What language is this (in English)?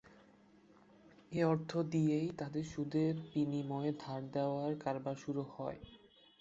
Bangla